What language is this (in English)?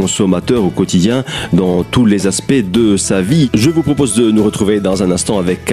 French